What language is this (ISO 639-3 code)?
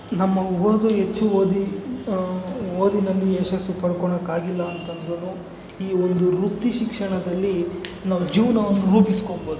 kan